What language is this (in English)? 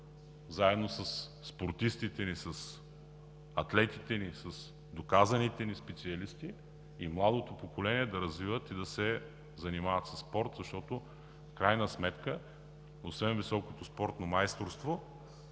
Bulgarian